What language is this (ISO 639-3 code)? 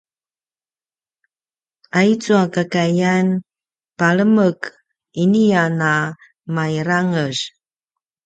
pwn